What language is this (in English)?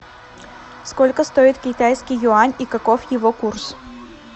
Russian